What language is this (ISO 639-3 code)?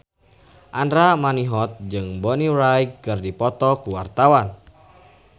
sun